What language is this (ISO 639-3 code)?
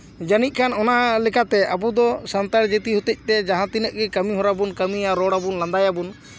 sat